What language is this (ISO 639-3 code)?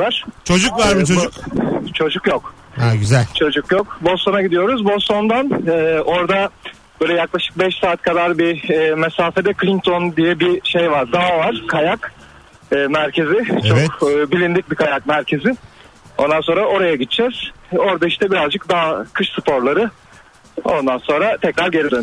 tur